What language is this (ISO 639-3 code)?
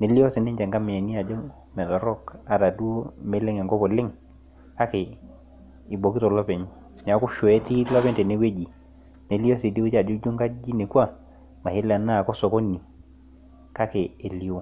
mas